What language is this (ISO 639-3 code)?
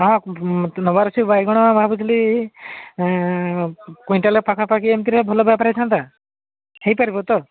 ori